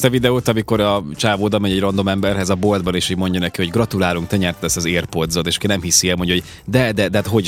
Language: Hungarian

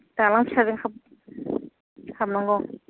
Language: Bodo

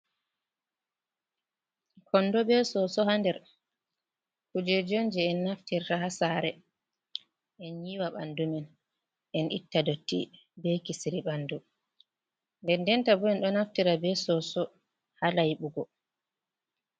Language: Fula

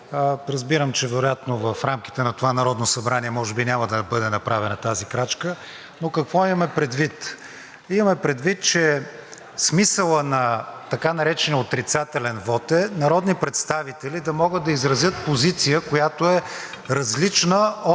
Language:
Bulgarian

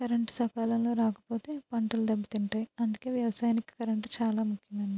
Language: Telugu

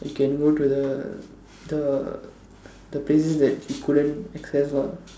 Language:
English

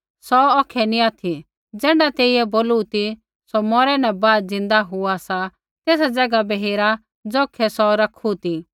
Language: Kullu Pahari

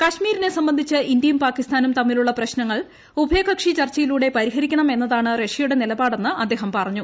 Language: Malayalam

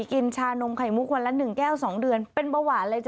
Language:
Thai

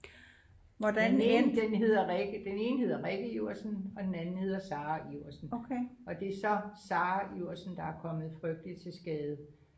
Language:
Danish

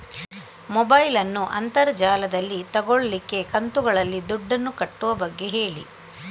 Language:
Kannada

